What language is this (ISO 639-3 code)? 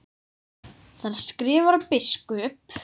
isl